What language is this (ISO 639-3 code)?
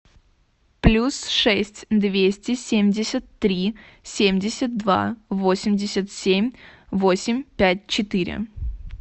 rus